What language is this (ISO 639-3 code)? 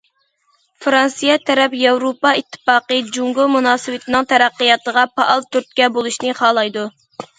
uig